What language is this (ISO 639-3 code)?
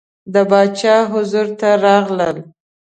pus